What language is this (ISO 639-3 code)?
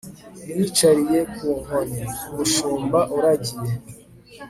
kin